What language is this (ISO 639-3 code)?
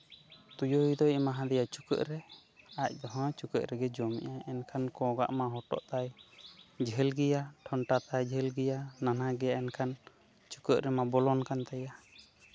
sat